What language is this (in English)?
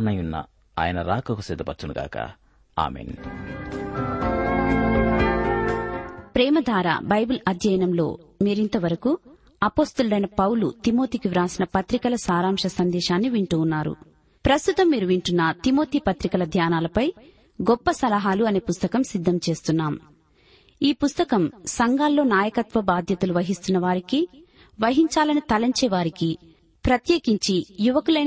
Telugu